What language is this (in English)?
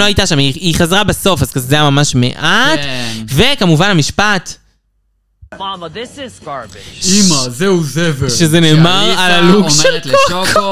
Hebrew